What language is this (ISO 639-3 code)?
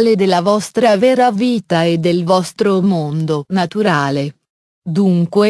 ita